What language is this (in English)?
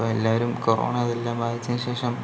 Malayalam